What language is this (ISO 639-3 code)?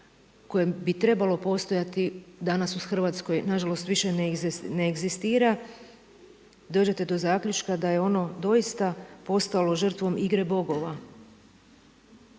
hrv